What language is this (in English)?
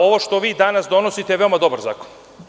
Serbian